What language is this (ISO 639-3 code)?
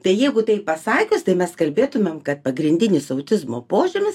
lit